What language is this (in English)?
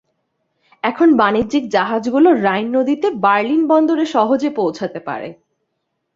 Bangla